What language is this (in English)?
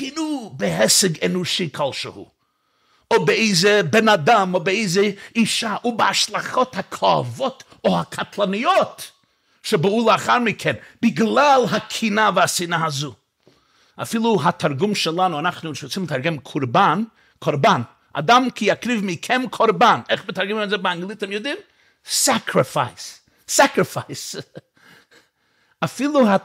Hebrew